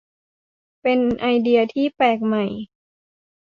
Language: Thai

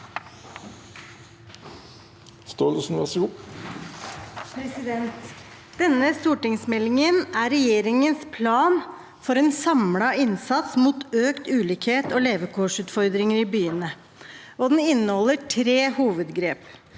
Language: Norwegian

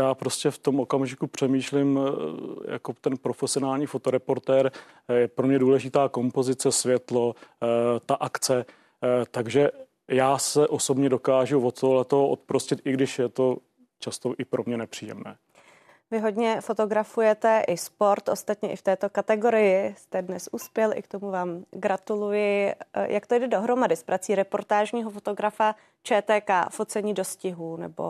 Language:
Czech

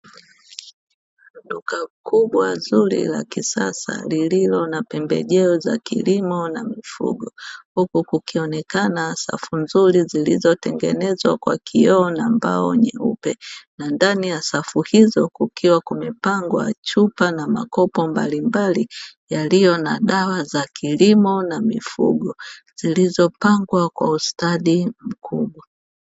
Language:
Swahili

